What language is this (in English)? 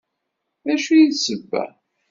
Kabyle